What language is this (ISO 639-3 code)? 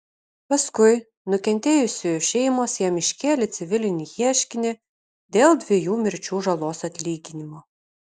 lit